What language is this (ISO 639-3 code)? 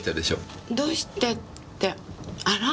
jpn